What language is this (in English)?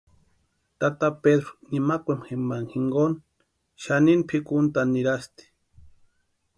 Western Highland Purepecha